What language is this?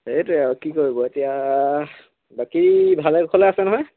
Assamese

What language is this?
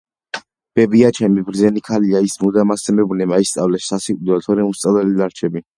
Georgian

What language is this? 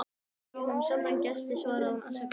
Icelandic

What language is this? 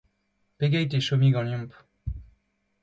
Breton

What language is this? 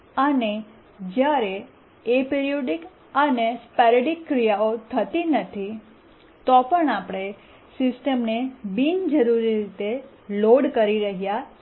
Gujarati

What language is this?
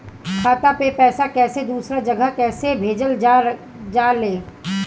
Bhojpuri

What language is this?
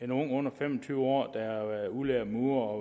Danish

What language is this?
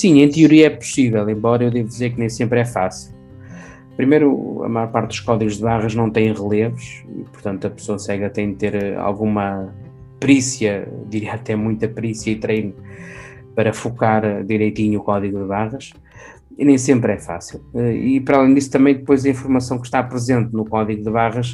Portuguese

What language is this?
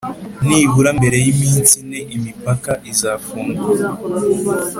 Kinyarwanda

